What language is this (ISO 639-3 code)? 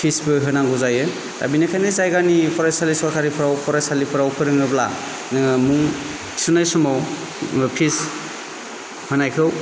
brx